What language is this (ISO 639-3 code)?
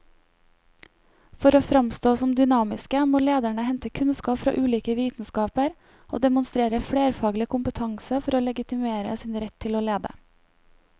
nor